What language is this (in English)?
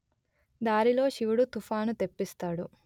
Telugu